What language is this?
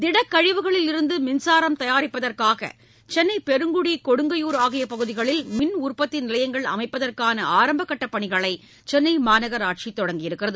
Tamil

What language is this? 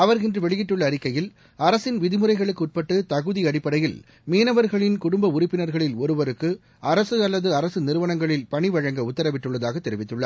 Tamil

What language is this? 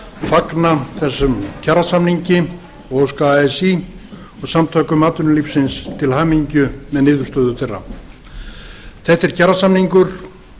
Icelandic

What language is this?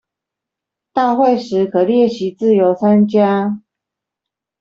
Chinese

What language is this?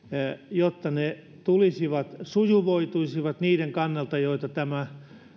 Finnish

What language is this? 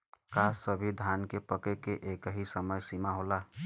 Bhojpuri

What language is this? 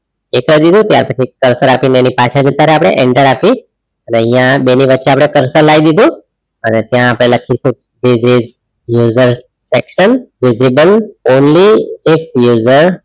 Gujarati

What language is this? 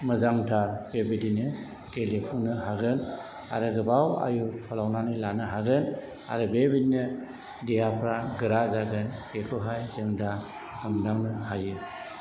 Bodo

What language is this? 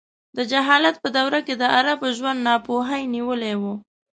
Pashto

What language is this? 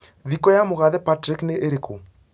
Kikuyu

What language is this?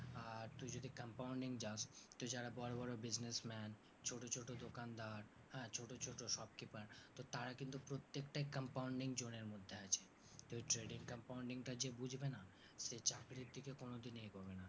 Bangla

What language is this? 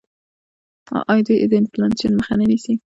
Pashto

